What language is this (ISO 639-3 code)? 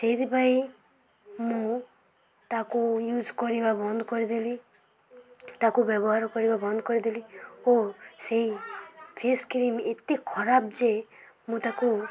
ori